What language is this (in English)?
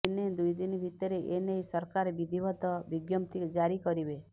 Odia